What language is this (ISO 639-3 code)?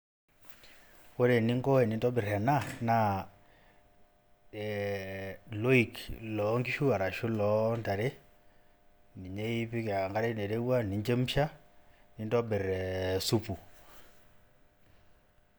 mas